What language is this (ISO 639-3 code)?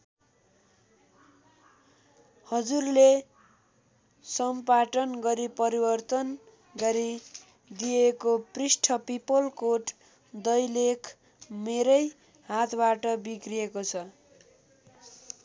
nep